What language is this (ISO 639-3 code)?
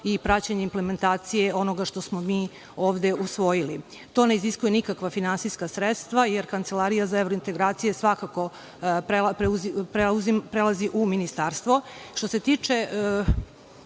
srp